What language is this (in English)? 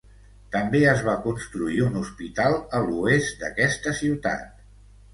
Catalan